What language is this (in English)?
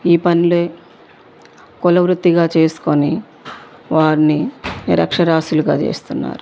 Telugu